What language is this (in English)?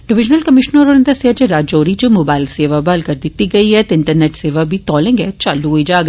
Dogri